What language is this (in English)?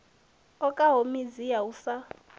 Venda